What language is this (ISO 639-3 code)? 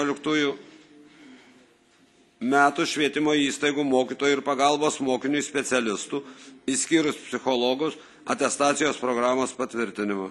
lit